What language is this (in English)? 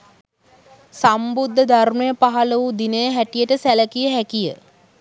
Sinhala